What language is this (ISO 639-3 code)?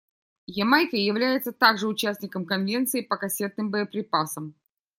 rus